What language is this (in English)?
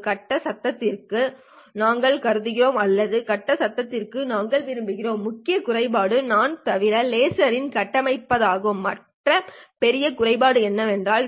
Tamil